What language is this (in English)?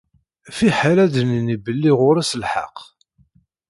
Kabyle